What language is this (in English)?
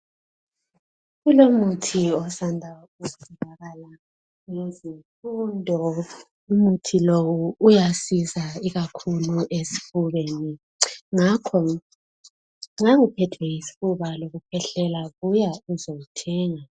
North Ndebele